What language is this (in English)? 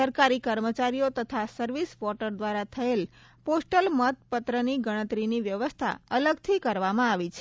Gujarati